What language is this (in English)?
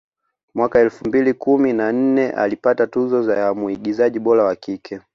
Swahili